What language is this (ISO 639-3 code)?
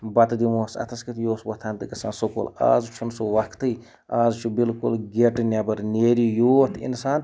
kas